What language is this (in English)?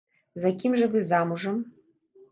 Belarusian